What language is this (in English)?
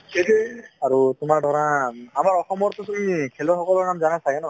Assamese